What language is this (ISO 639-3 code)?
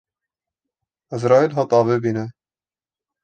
kur